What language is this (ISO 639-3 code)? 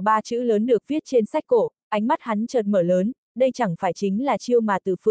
vie